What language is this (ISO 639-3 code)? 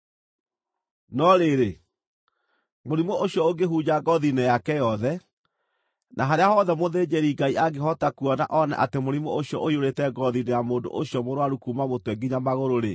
kik